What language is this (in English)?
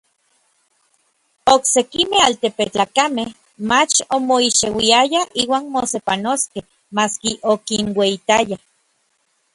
Orizaba Nahuatl